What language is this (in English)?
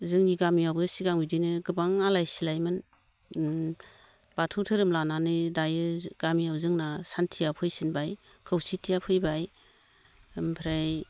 Bodo